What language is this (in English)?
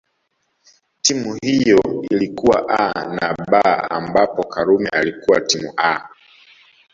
Swahili